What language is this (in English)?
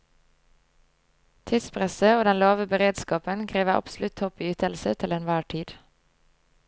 Norwegian